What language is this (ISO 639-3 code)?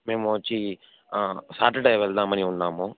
tel